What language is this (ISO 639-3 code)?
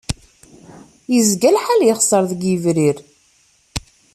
kab